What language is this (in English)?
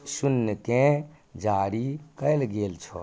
Maithili